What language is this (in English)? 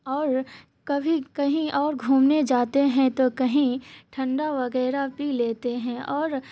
Urdu